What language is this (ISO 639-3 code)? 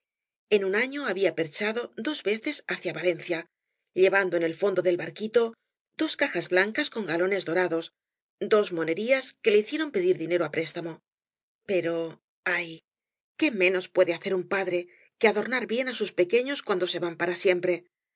spa